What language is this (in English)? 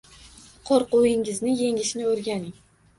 Uzbek